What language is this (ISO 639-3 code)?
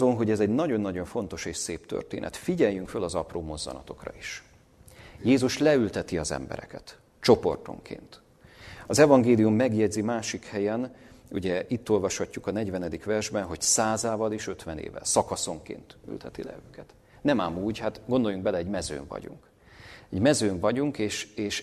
hun